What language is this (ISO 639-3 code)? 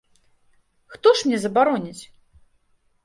bel